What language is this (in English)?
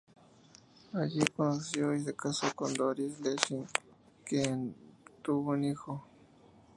Spanish